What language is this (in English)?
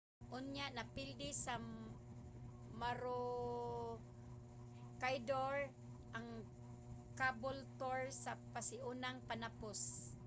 Cebuano